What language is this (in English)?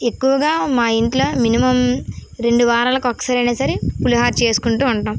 Telugu